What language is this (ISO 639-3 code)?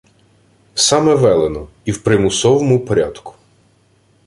ukr